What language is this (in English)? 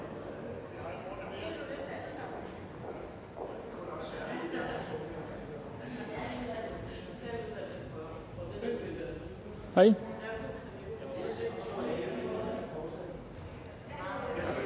Danish